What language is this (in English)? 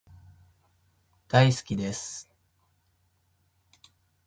Japanese